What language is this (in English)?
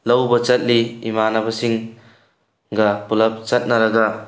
Manipuri